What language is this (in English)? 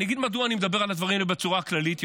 Hebrew